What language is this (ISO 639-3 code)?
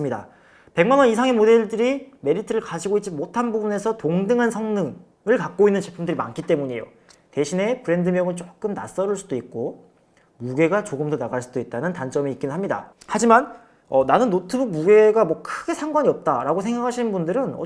kor